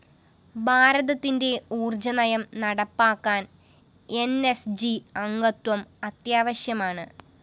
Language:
Malayalam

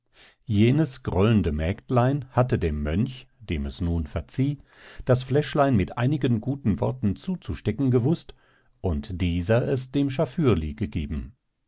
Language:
German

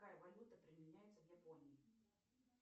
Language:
Russian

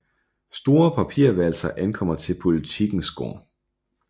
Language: Danish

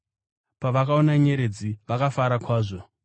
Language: Shona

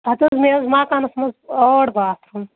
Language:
Kashmiri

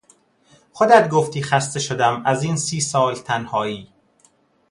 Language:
Persian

